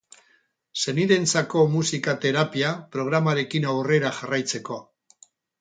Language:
Basque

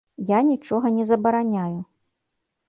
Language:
Belarusian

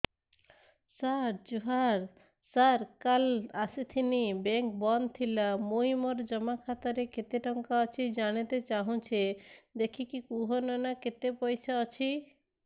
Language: Odia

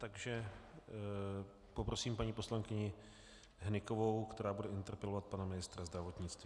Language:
Czech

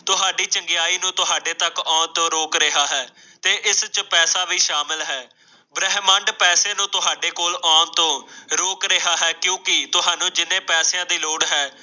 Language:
Punjabi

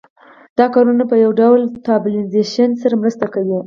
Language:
Pashto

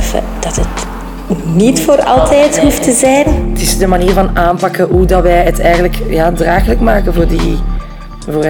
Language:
Dutch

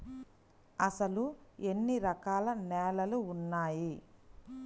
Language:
Telugu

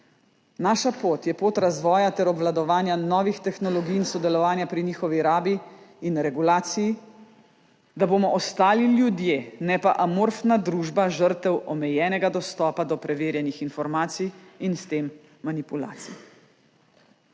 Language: Slovenian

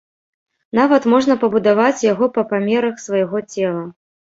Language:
Belarusian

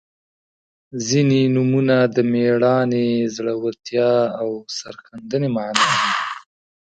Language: Pashto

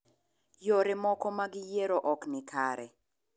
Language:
Luo (Kenya and Tanzania)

